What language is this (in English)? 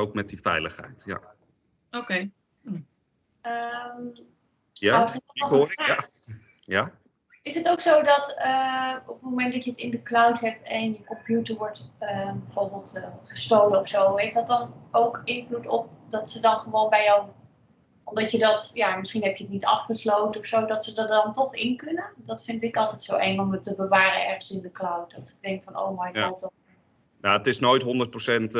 Dutch